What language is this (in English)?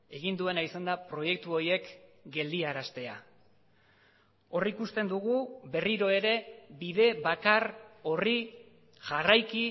Basque